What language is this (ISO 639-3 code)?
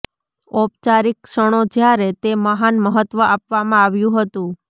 guj